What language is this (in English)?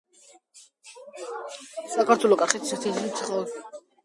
Georgian